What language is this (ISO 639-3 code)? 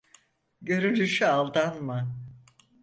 tur